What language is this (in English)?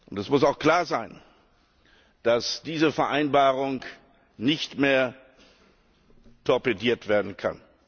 German